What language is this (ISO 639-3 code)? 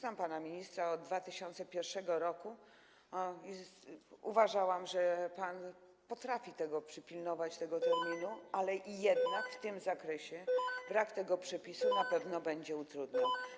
pol